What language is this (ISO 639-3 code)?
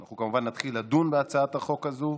heb